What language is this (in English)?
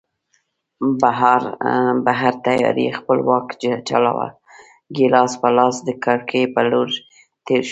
Pashto